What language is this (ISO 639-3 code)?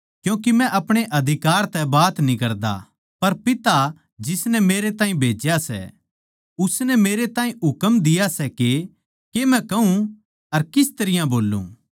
bgc